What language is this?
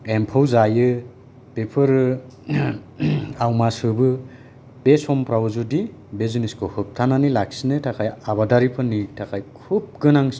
Bodo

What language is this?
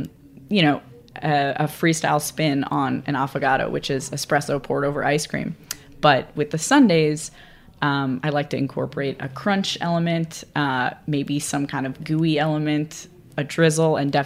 English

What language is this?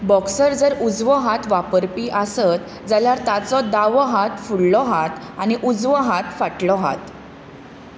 Konkani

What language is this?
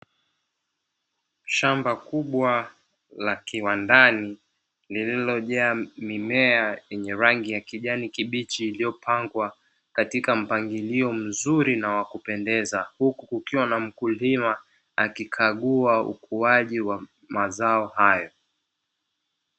Swahili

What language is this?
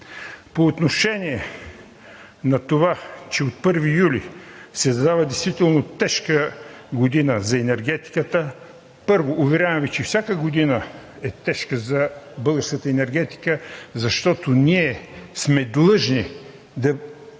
Bulgarian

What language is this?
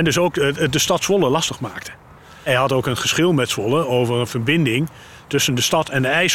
Dutch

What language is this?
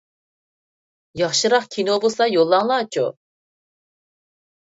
Uyghur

